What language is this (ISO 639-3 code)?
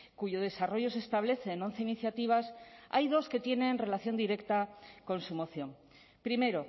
spa